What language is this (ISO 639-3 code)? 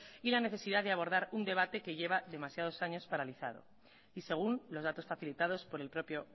spa